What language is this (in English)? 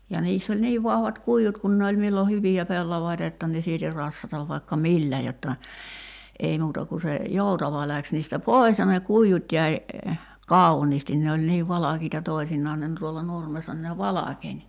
Finnish